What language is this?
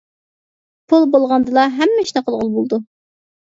Uyghur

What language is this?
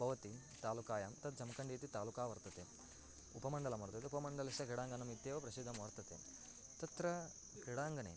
Sanskrit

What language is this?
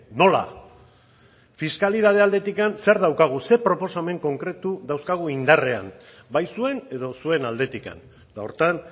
Basque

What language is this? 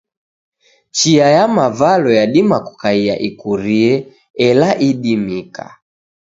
Taita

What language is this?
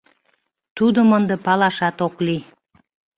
Mari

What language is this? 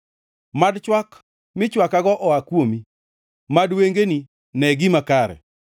Luo (Kenya and Tanzania)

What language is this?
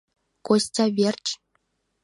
Mari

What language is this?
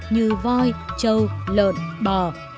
Vietnamese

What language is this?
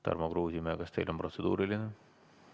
Estonian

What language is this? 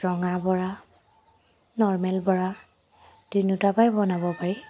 Assamese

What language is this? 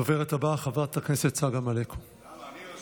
Hebrew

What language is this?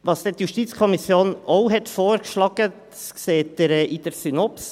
Swiss German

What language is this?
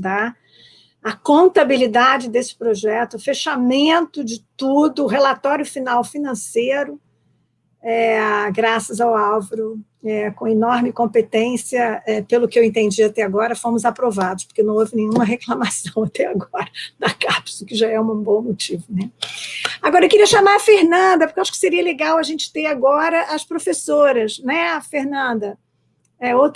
Portuguese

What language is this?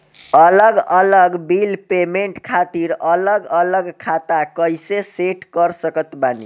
Bhojpuri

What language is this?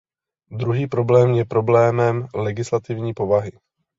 Czech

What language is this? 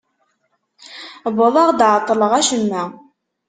Kabyle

